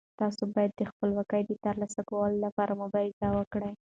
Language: Pashto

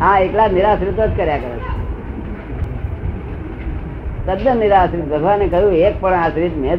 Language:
Gujarati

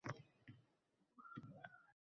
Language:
Uzbek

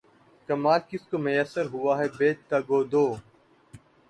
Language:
Urdu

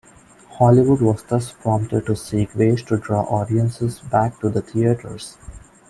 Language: English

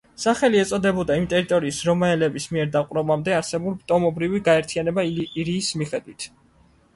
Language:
Georgian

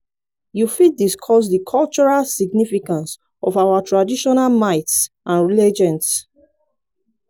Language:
Nigerian Pidgin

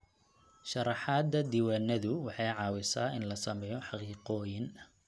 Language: Somali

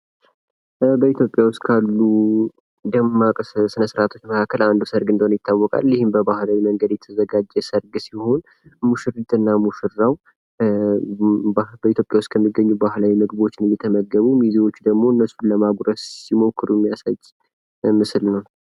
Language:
Amharic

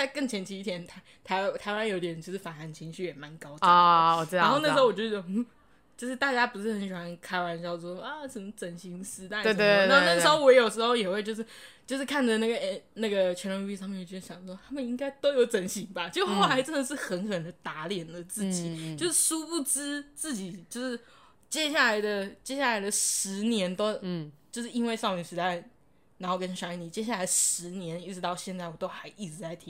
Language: Chinese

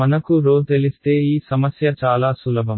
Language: Telugu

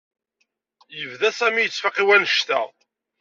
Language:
Kabyle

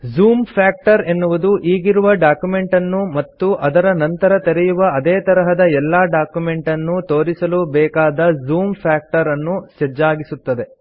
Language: Kannada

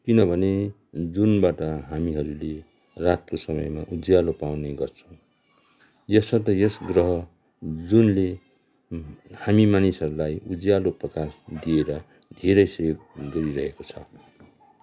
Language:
Nepali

